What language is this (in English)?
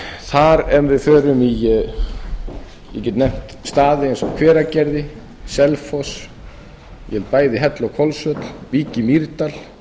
Icelandic